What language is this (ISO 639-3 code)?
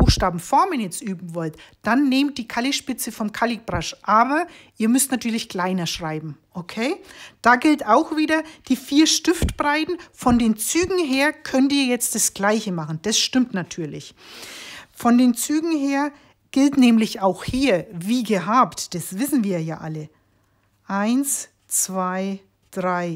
deu